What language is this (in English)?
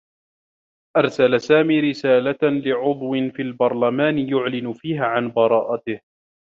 Arabic